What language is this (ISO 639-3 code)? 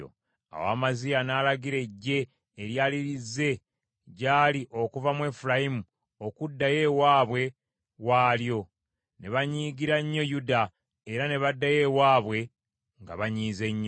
lug